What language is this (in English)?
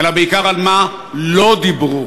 Hebrew